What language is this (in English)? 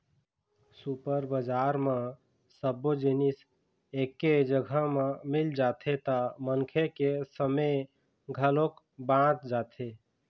Chhattisgarhi